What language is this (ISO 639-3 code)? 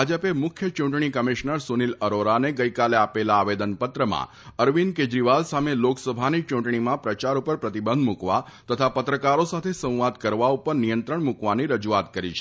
guj